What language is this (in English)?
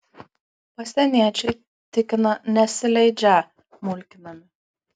Lithuanian